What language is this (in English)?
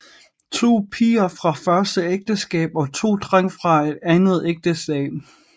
Danish